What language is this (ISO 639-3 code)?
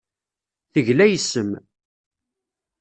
kab